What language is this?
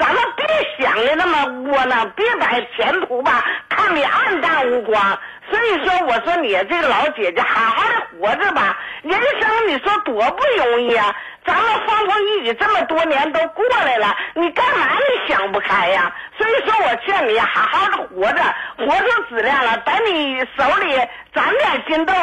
Chinese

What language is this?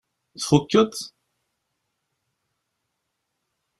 Kabyle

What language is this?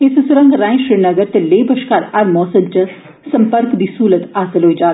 Dogri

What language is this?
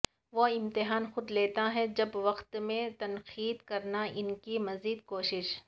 Urdu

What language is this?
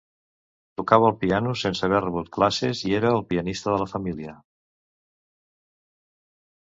Catalan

